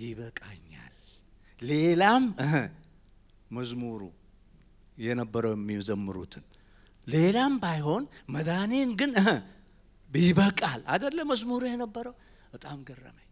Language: Arabic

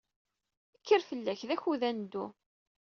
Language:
Kabyle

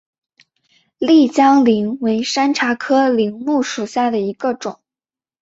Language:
Chinese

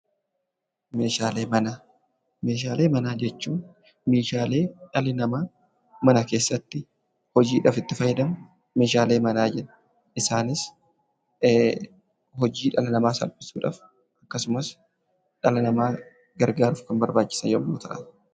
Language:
Oromo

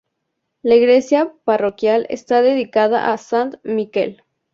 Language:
Spanish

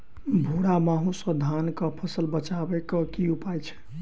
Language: Maithili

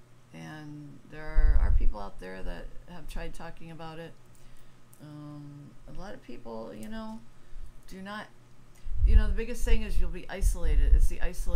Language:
English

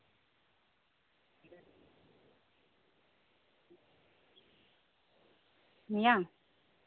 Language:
Santali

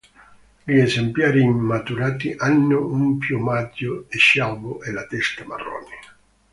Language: Italian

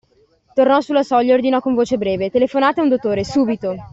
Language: Italian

